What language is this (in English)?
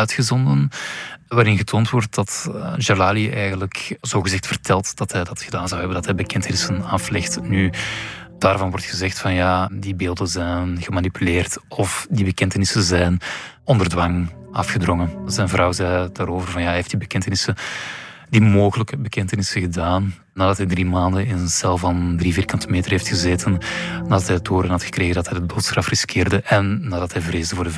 Dutch